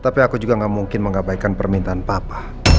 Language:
Indonesian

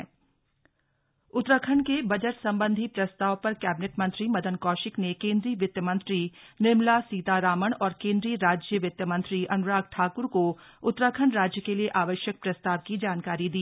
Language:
Hindi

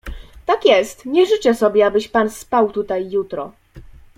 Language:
Polish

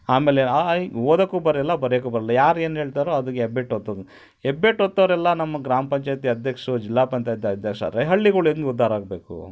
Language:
Kannada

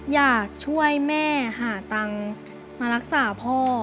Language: Thai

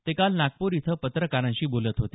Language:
Marathi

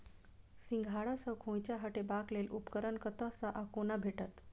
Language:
Maithili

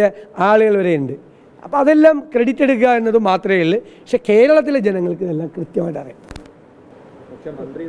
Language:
Malayalam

